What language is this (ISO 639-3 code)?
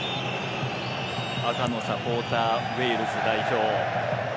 jpn